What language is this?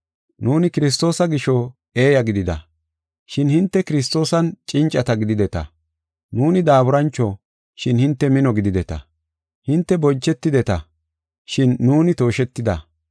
Gofa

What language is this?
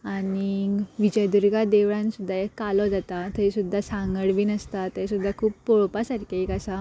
Konkani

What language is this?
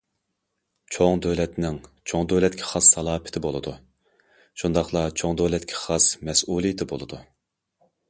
Uyghur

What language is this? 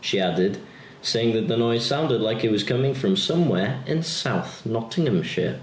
English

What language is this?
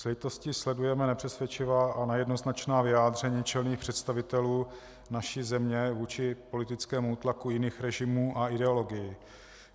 Czech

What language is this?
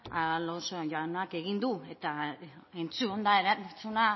Basque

